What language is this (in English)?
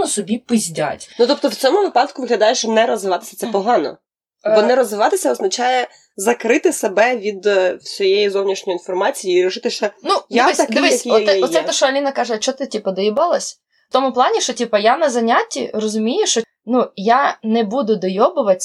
Ukrainian